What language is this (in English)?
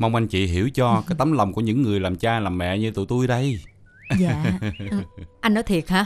Vietnamese